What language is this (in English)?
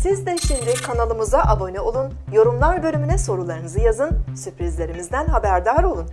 Turkish